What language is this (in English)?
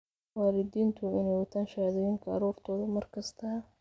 Somali